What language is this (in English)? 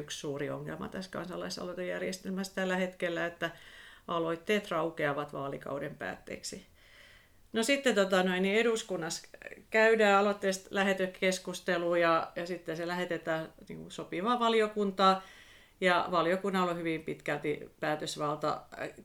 Finnish